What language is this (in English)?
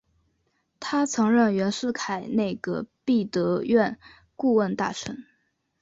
Chinese